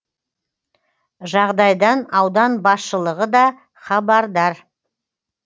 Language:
Kazakh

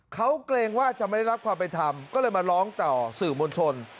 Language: Thai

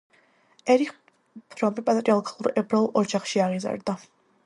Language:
Georgian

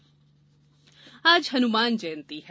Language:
Hindi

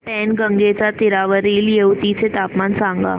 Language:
Marathi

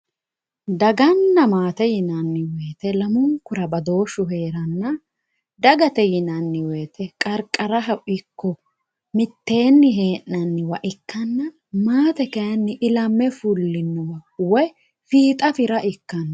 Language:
Sidamo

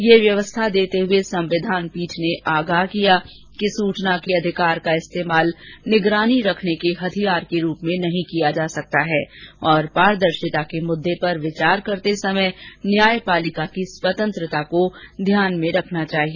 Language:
Hindi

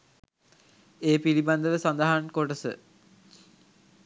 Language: Sinhala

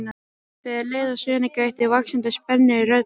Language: Icelandic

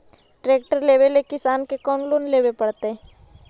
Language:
Magahi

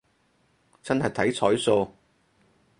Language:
Cantonese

